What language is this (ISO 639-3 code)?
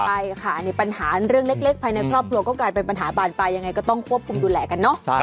tha